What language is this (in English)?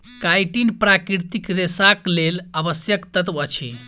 Maithili